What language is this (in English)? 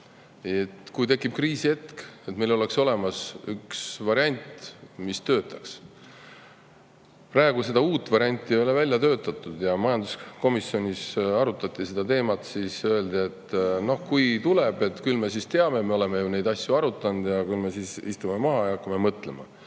Estonian